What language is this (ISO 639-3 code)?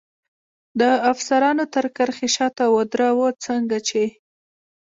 pus